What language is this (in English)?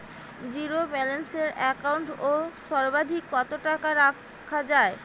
Bangla